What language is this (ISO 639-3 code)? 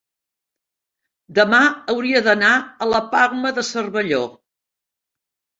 cat